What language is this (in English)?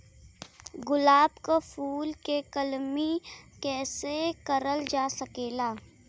Bhojpuri